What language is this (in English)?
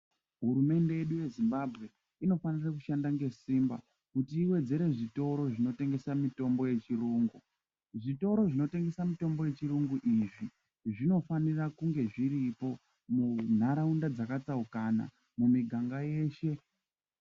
Ndau